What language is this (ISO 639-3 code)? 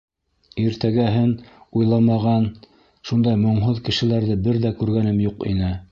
bak